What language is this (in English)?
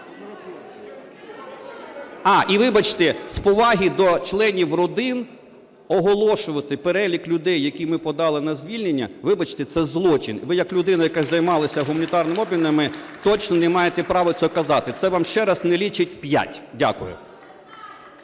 Ukrainian